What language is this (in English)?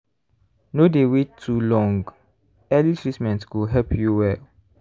Nigerian Pidgin